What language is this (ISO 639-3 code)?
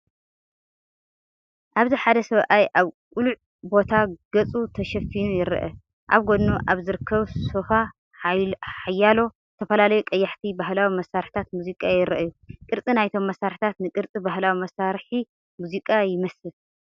tir